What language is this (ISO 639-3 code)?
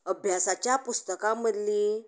kok